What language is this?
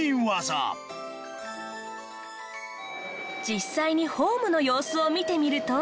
Japanese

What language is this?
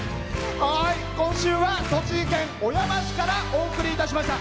Japanese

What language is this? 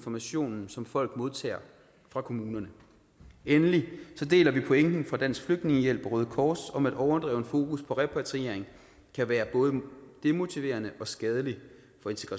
Danish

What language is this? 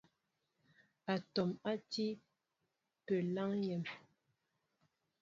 Mbo (Cameroon)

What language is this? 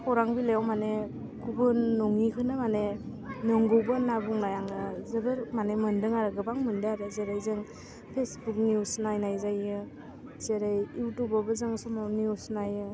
Bodo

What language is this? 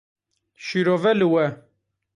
Kurdish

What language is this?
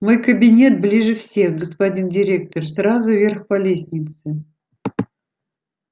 Russian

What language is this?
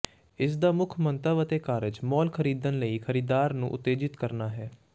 Punjabi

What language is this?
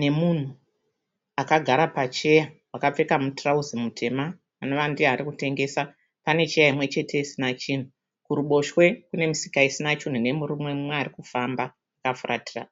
Shona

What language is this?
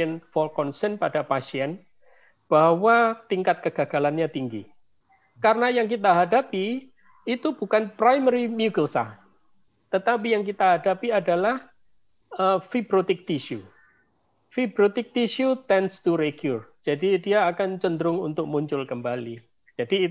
Indonesian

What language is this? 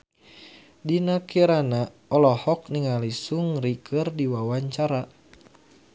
Sundanese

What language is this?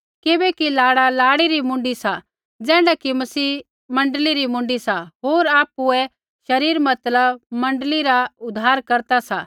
Kullu Pahari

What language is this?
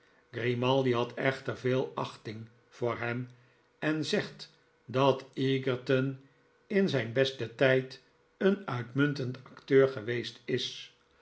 Dutch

